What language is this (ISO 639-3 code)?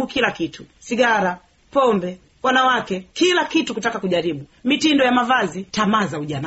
swa